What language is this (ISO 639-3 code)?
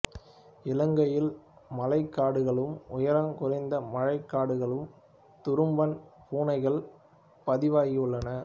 tam